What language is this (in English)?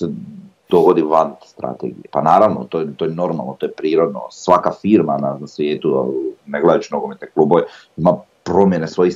Croatian